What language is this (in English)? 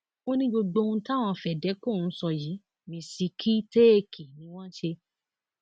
Yoruba